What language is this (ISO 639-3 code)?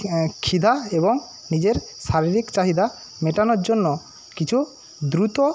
ben